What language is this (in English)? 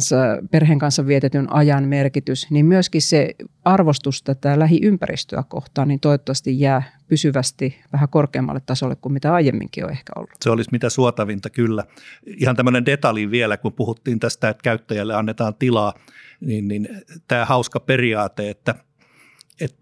Finnish